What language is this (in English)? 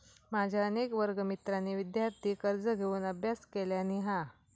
Marathi